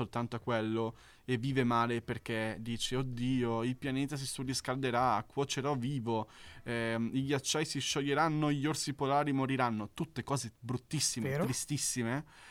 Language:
Italian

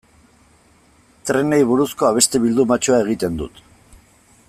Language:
Basque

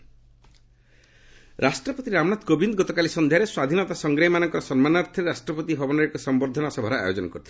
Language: Odia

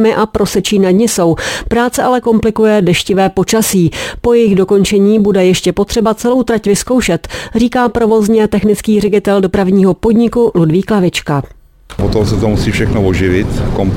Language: Czech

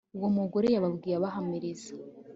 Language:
Kinyarwanda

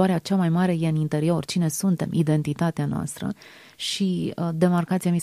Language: Romanian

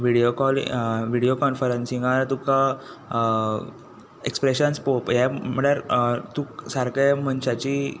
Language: Konkani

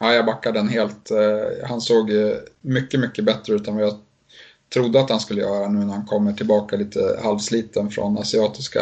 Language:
Swedish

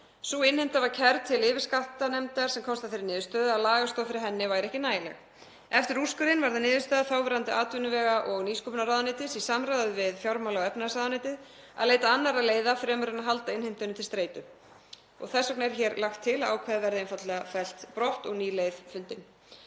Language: Icelandic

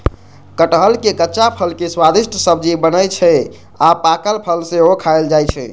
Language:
Maithili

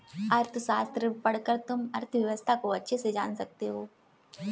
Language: Hindi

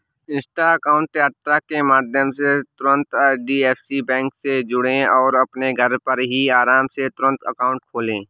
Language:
Hindi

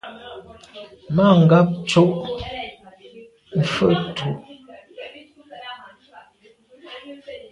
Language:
Medumba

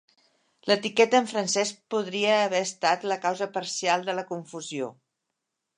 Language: Catalan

